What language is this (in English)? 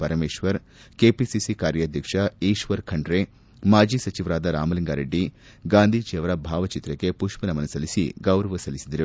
Kannada